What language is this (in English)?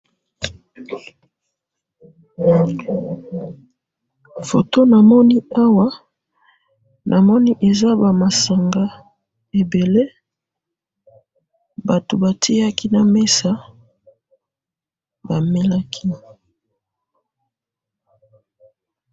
Lingala